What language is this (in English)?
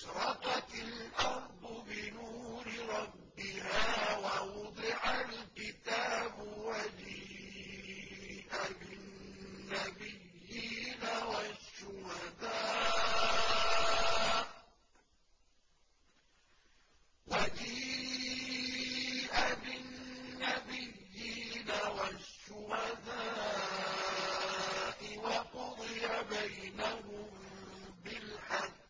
Arabic